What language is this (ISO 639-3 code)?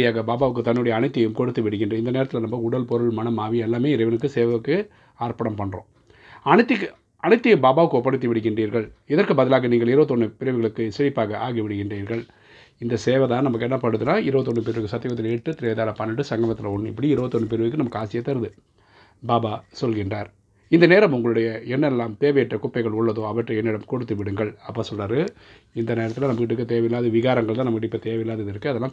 tam